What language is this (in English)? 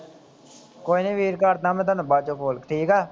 Punjabi